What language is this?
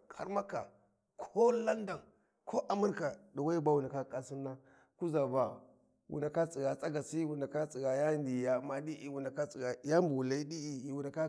Warji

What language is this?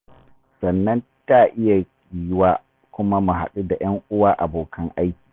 Hausa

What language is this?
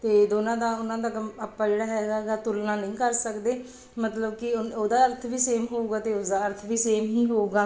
Punjabi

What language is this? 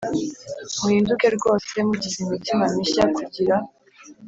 Kinyarwanda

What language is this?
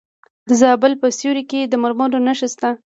Pashto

